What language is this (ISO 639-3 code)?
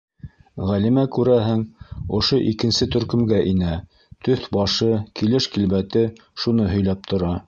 bak